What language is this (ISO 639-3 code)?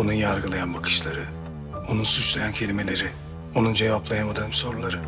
tur